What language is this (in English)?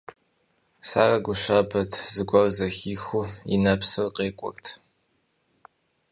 Kabardian